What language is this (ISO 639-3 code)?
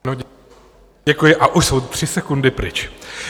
ces